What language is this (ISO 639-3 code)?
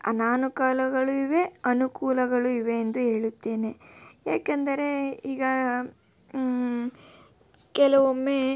kan